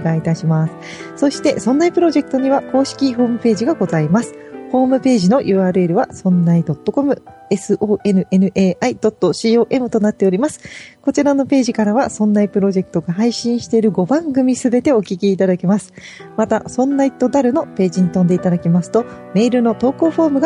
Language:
Japanese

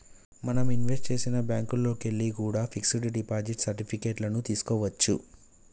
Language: Telugu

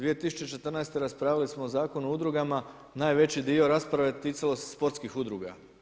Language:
Croatian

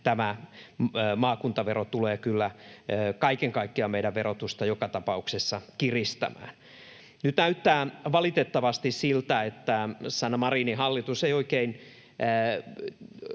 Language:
Finnish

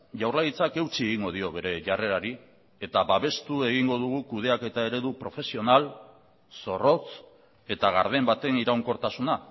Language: Basque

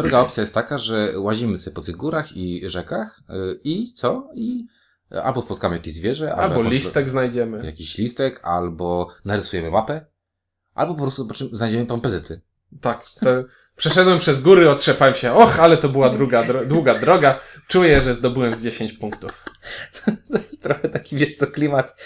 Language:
Polish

